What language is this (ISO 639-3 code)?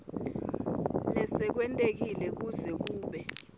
ssw